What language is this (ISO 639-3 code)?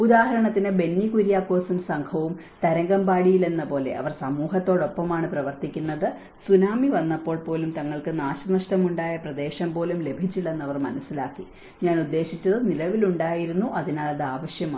mal